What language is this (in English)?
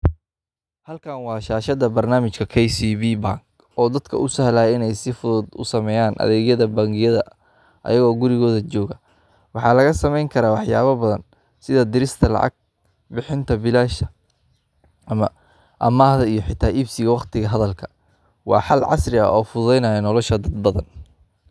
Somali